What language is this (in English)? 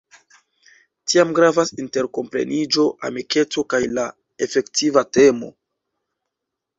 Esperanto